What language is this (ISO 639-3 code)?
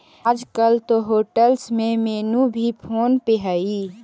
mag